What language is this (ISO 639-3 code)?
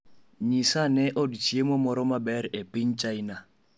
luo